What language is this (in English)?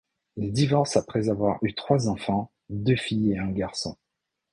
French